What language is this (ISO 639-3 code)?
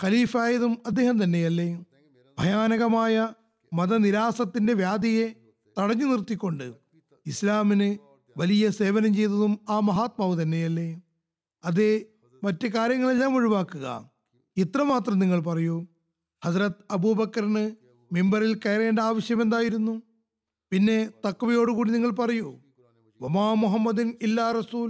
mal